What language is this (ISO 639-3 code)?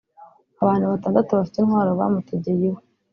kin